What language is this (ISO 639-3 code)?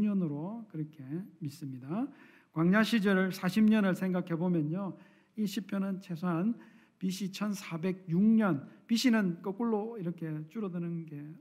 kor